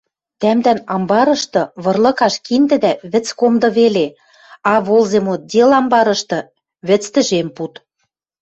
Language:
Western Mari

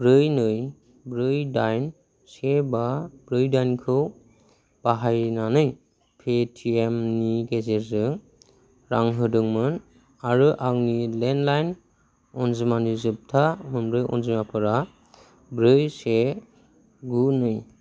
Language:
Bodo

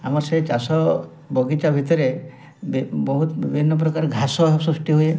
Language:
Odia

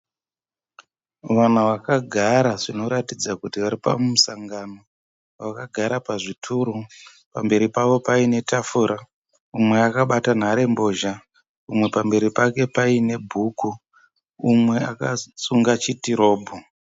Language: Shona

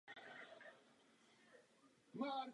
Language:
Czech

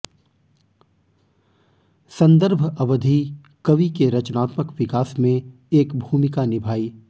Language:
Hindi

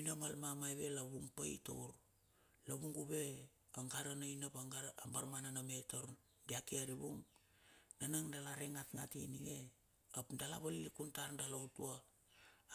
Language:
Bilur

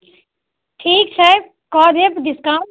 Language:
Maithili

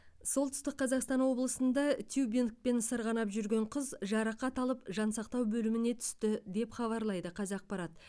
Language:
Kazakh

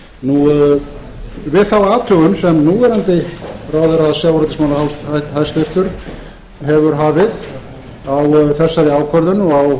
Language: Icelandic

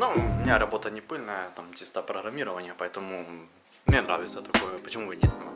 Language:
Russian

